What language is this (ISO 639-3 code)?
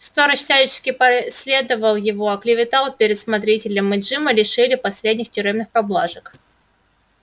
rus